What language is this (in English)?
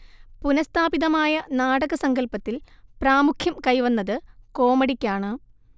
Malayalam